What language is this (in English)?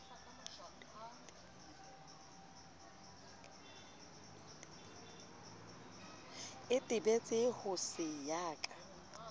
Southern Sotho